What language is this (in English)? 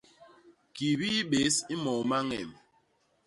Basaa